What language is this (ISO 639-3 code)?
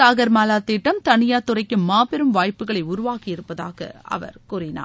tam